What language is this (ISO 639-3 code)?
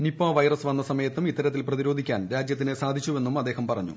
mal